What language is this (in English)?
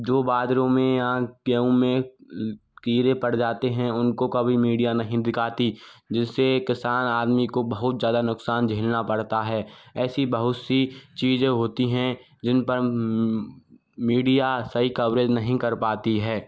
Hindi